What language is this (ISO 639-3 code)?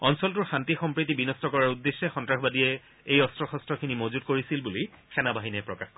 asm